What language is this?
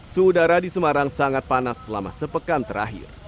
Indonesian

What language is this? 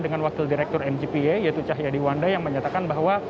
Indonesian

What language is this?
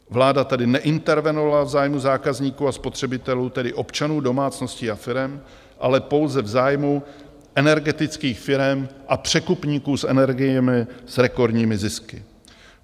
Czech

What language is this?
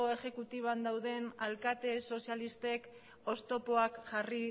Basque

